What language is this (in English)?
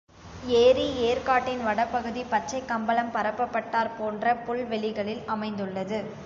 Tamil